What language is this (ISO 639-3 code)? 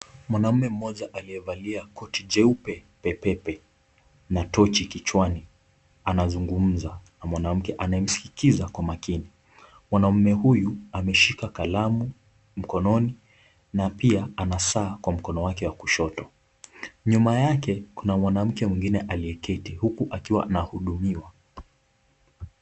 swa